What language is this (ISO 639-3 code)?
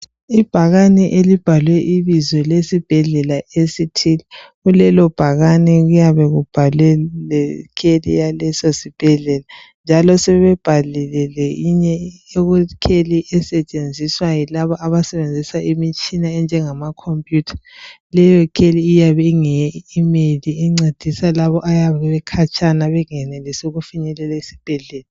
nde